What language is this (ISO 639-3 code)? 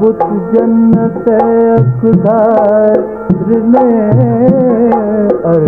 ara